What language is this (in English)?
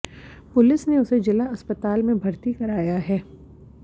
Hindi